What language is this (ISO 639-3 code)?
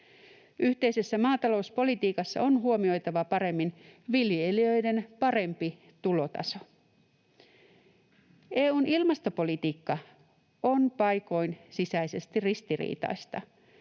fin